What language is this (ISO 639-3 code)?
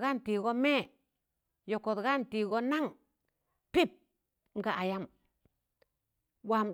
tan